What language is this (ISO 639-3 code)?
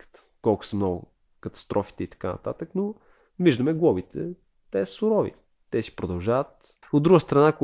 bul